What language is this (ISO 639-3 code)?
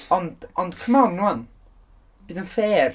cym